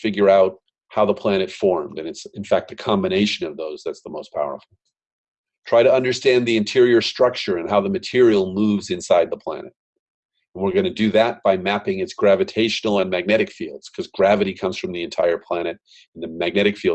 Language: English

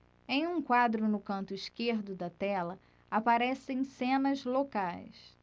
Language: Portuguese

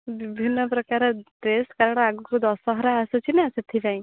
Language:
Odia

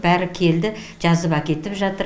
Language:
Kazakh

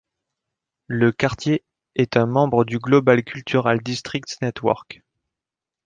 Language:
French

